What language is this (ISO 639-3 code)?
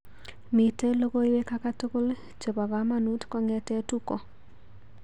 kln